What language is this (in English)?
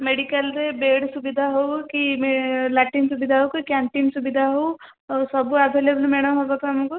Odia